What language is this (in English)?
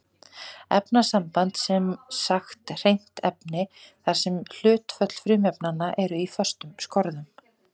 Icelandic